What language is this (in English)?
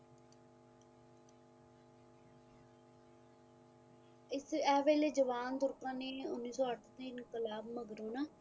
Punjabi